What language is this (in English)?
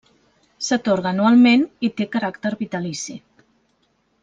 Catalan